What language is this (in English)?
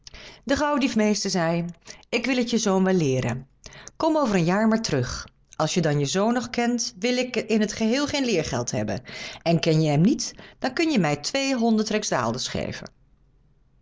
Dutch